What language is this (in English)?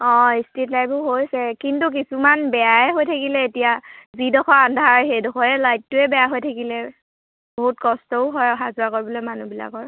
Assamese